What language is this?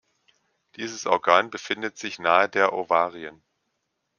German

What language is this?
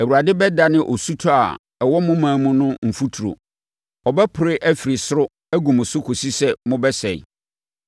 Akan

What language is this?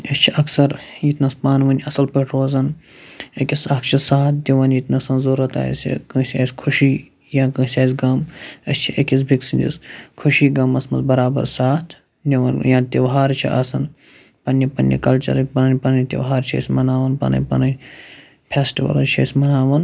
Kashmiri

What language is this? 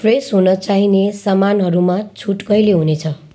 Nepali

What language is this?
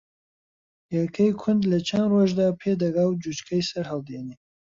Central Kurdish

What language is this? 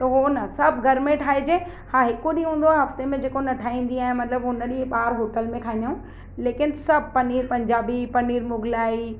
Sindhi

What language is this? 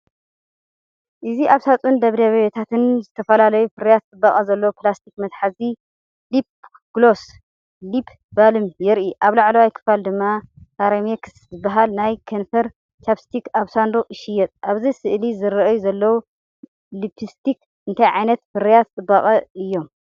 Tigrinya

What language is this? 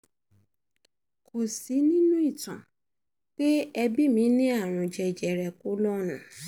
Yoruba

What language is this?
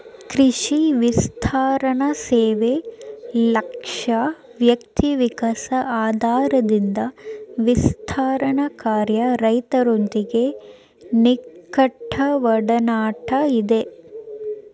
Kannada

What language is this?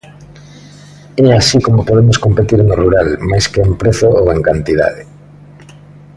Galician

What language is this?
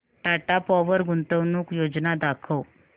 Marathi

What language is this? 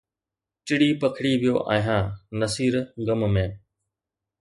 Sindhi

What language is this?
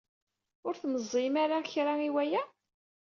Kabyle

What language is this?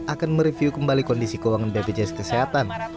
Indonesian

